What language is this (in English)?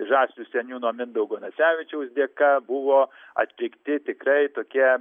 Lithuanian